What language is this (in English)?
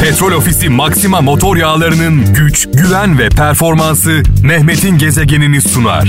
Turkish